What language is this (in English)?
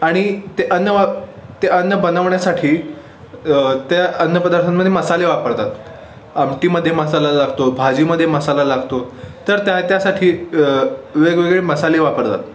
Marathi